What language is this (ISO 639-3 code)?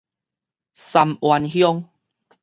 nan